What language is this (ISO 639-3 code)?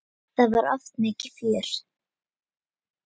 isl